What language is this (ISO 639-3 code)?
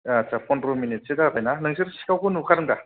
brx